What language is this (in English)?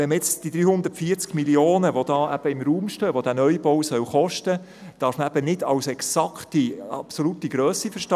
Swiss German